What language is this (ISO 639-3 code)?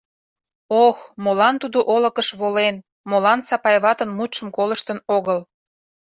chm